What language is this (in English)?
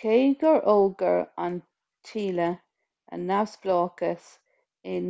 Irish